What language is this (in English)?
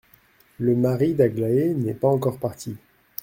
French